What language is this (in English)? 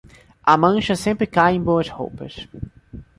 Portuguese